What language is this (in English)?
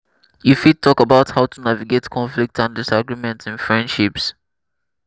Nigerian Pidgin